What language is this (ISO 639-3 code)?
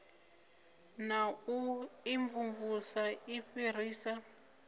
ven